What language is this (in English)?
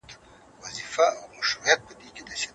Pashto